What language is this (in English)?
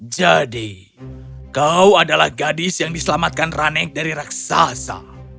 Indonesian